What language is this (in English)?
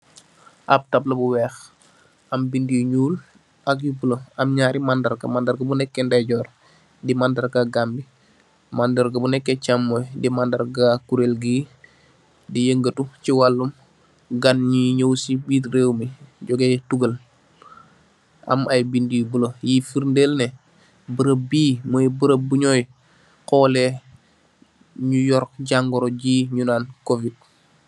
Wolof